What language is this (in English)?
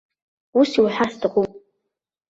Abkhazian